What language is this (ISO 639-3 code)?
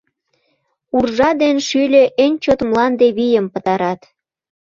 chm